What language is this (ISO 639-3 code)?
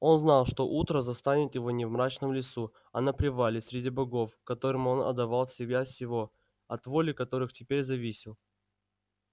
rus